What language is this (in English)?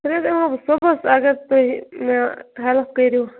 Kashmiri